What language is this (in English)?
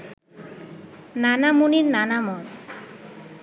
Bangla